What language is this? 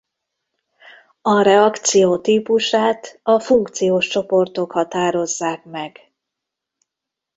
Hungarian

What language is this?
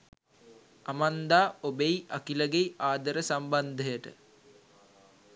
Sinhala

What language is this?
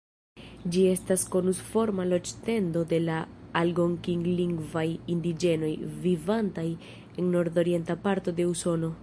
Esperanto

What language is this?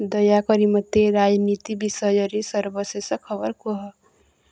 Odia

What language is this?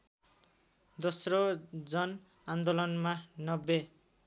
Nepali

